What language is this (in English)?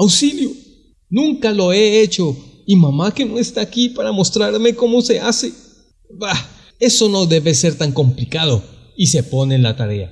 Spanish